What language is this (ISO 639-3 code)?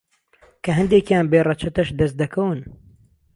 ckb